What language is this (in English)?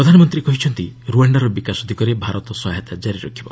Odia